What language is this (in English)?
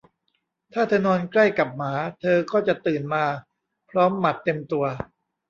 Thai